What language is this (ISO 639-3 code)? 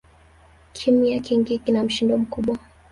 swa